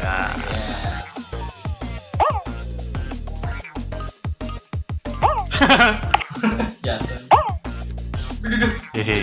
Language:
Indonesian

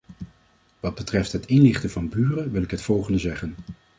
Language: Dutch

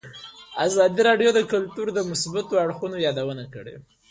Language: Pashto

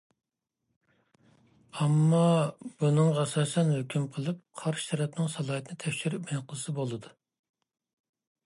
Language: Uyghur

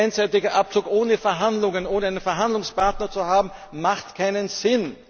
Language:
German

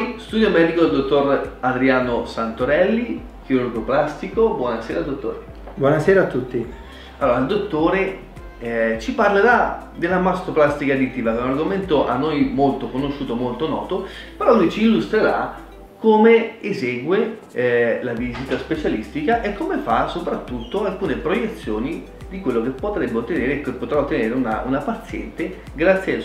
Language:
Italian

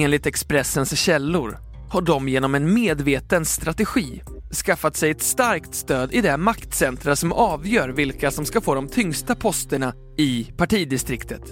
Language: Swedish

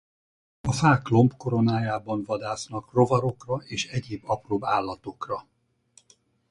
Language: Hungarian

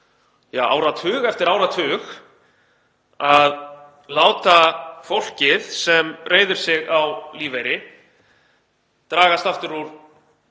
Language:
Icelandic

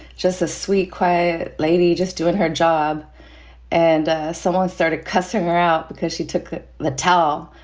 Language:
English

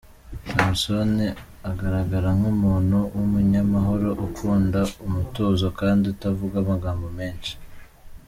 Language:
Kinyarwanda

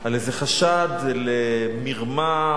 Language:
Hebrew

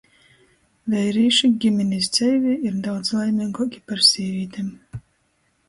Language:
Latgalian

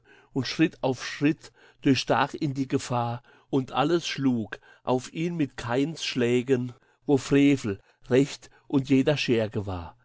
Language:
German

